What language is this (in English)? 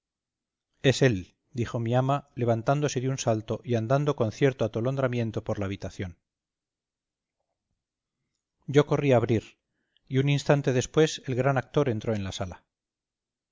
Spanish